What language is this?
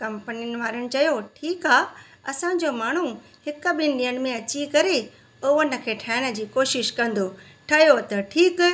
Sindhi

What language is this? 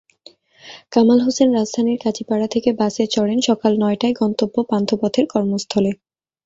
Bangla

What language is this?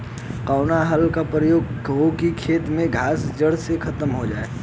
Bhojpuri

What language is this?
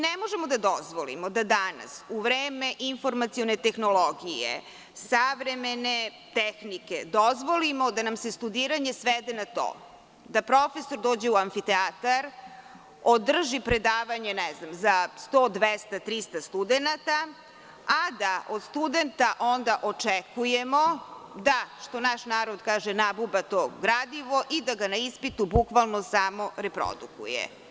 Serbian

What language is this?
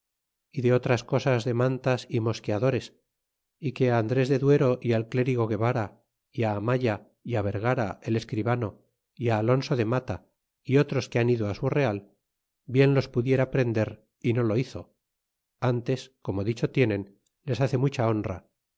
Spanish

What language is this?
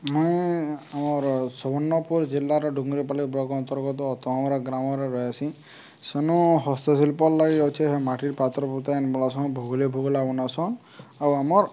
Odia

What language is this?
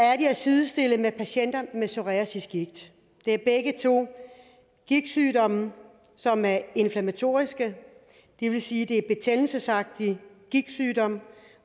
Danish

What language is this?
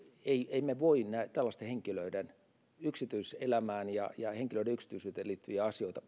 Finnish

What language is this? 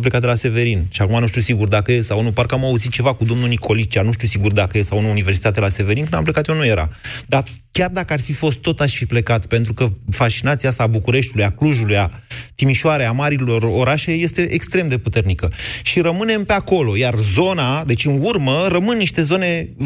Romanian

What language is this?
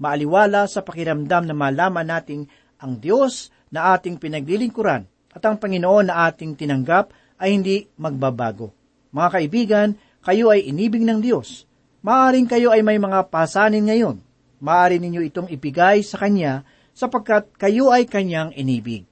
Filipino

